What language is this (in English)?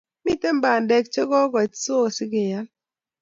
Kalenjin